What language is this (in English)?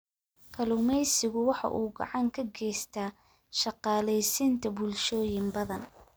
Somali